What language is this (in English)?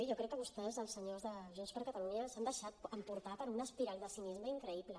Catalan